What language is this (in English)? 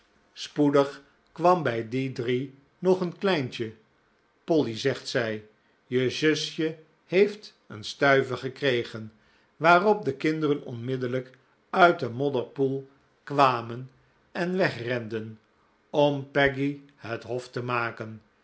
Dutch